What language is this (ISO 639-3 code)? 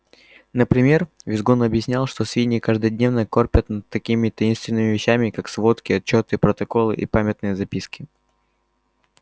rus